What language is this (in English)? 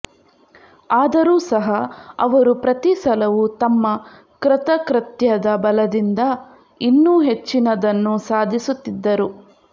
Kannada